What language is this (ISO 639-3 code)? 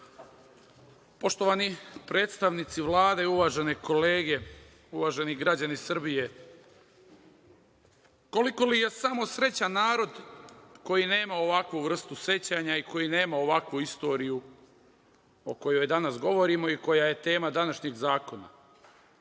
srp